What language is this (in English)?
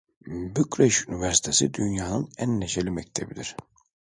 Turkish